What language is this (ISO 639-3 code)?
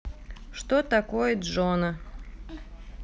rus